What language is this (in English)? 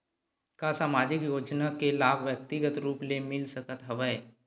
Chhattisgarhi